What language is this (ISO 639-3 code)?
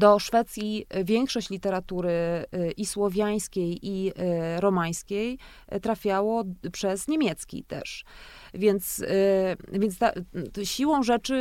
pol